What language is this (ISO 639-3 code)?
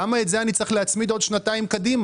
heb